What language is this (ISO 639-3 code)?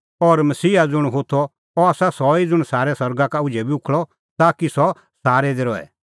kfx